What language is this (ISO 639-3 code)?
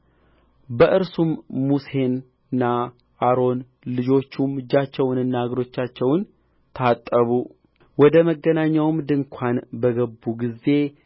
amh